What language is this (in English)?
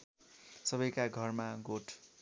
Nepali